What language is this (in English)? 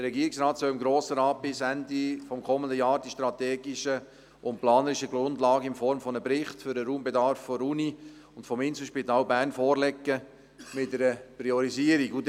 Swiss German